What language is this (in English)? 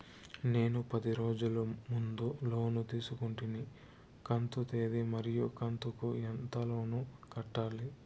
Telugu